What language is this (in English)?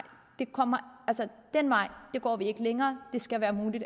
Danish